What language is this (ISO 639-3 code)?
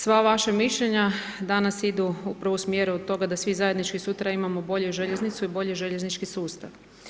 hrv